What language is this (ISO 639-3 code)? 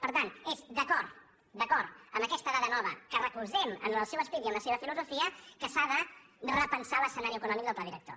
cat